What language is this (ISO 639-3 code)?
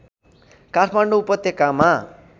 nep